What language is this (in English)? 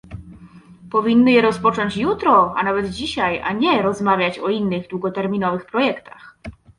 Polish